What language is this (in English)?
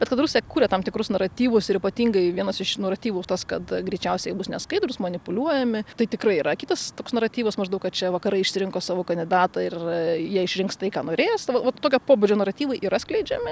Lithuanian